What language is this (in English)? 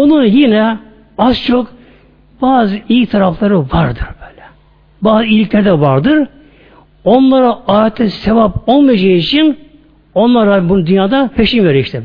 Turkish